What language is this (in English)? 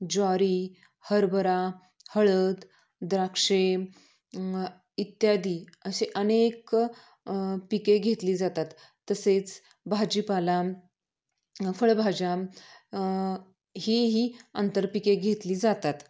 Marathi